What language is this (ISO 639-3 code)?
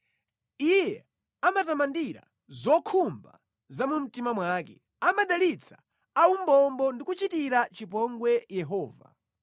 nya